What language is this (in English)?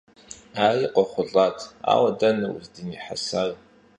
Kabardian